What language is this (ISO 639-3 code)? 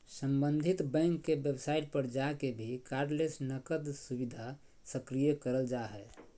mag